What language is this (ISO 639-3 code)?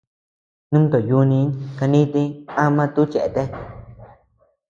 cux